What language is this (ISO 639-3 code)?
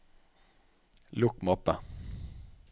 nor